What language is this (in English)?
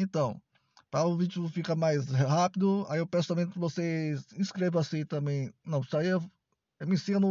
Portuguese